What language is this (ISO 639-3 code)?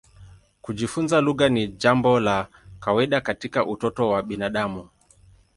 swa